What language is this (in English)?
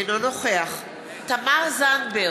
Hebrew